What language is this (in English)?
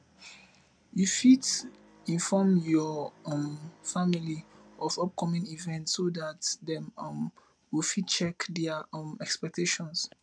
Nigerian Pidgin